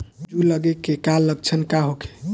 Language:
Bhojpuri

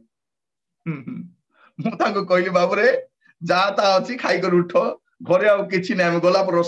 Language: Indonesian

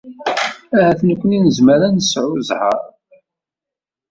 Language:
Kabyle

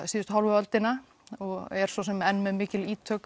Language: Icelandic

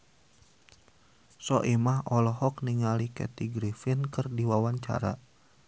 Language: Sundanese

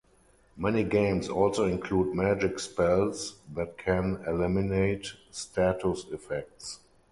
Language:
English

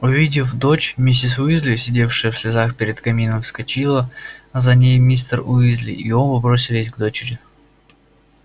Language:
Russian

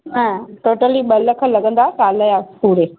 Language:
Sindhi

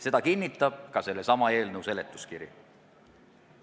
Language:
Estonian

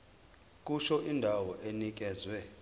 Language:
Zulu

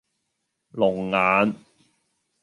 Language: Cantonese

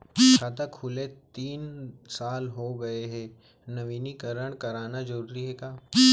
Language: Chhattisgarhi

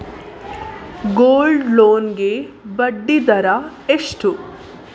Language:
Kannada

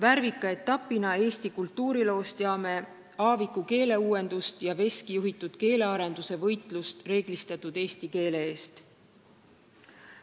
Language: Estonian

